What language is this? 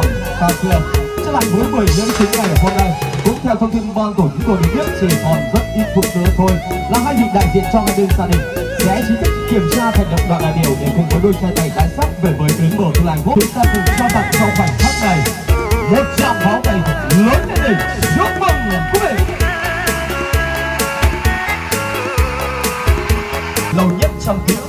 Vietnamese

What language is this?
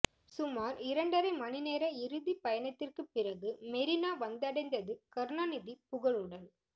Tamil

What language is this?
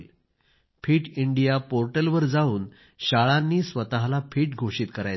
Marathi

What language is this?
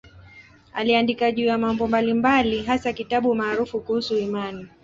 Swahili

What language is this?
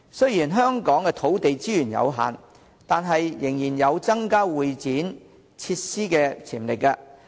Cantonese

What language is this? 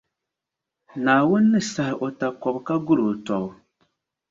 Dagbani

